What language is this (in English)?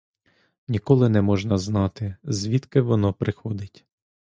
Ukrainian